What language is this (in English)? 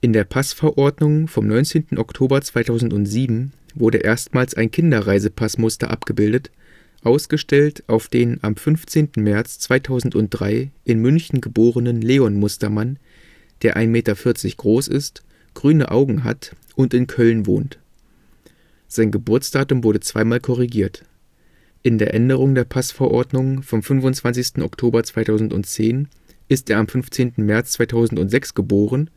German